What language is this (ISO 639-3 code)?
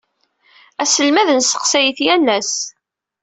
kab